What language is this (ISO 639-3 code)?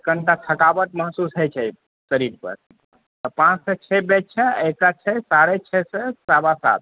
mai